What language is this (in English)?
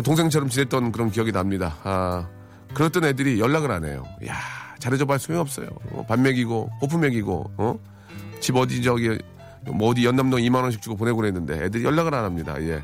Korean